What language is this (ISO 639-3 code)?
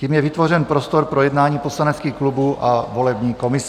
ces